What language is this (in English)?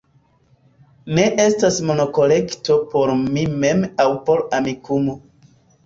Esperanto